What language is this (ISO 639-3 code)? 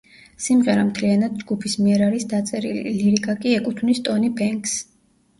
kat